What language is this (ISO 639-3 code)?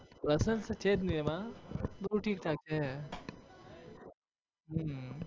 guj